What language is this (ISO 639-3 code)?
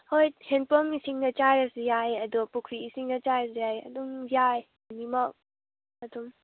mni